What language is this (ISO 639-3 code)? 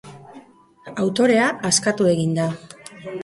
eus